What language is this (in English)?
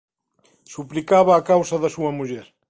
Galician